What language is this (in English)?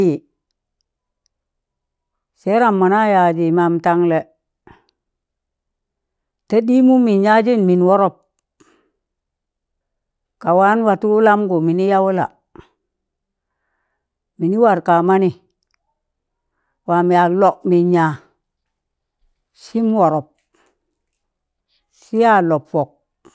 Tangale